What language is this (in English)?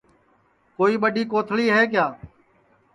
Sansi